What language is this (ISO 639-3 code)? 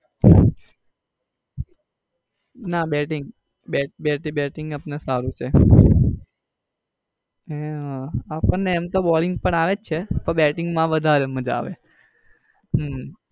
guj